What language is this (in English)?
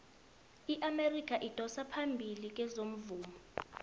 South Ndebele